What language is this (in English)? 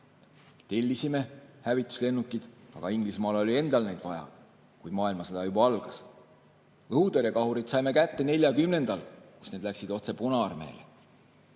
Estonian